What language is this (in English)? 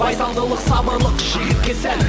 Kazakh